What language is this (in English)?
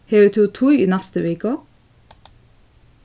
Faroese